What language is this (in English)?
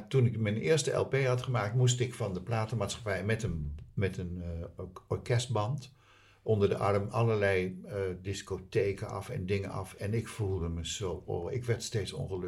Dutch